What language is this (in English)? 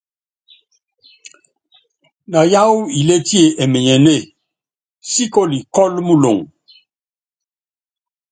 Yangben